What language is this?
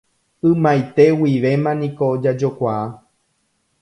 Guarani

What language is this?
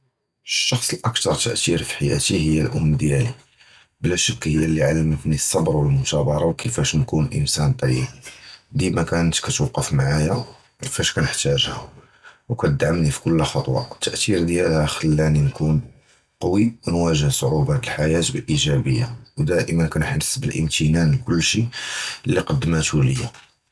Judeo-Arabic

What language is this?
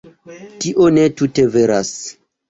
Esperanto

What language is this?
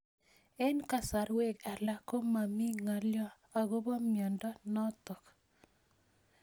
Kalenjin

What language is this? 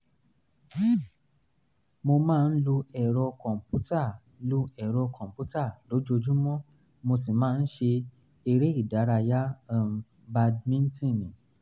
Yoruba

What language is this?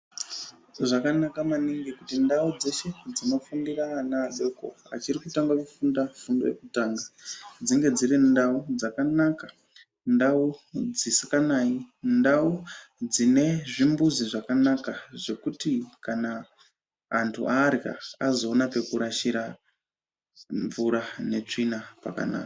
Ndau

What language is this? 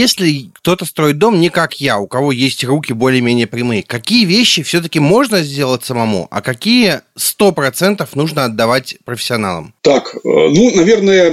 Russian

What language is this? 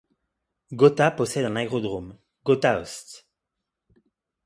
French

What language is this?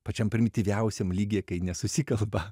Lithuanian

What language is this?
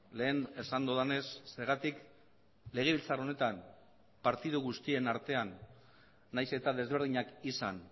Basque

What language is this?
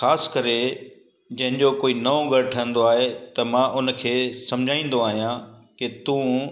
Sindhi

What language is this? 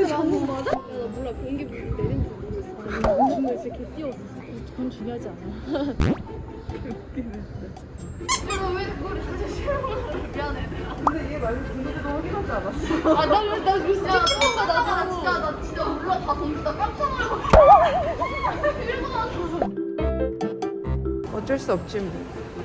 Korean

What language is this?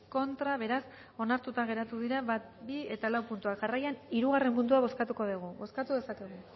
Basque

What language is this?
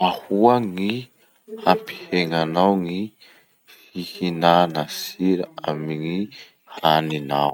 Masikoro Malagasy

